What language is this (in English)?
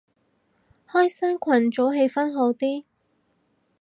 Cantonese